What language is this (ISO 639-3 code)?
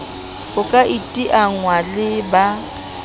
sot